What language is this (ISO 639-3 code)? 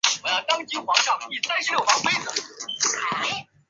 zho